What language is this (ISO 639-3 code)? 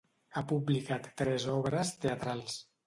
cat